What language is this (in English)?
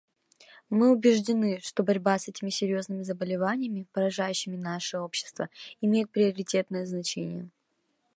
Russian